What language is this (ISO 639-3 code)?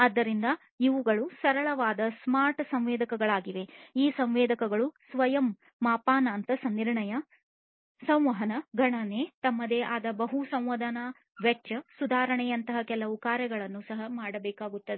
kan